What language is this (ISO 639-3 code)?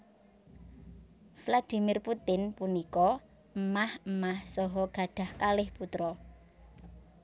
jav